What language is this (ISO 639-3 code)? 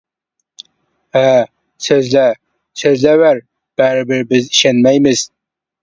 uig